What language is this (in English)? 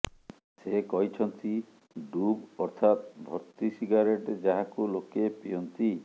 Odia